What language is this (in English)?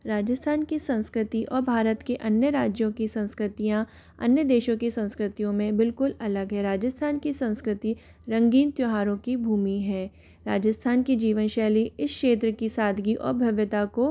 Hindi